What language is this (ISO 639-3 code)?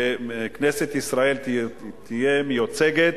heb